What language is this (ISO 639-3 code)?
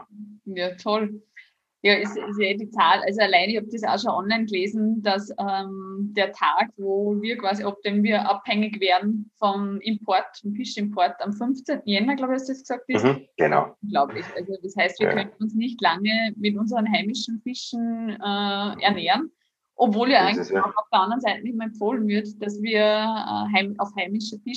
deu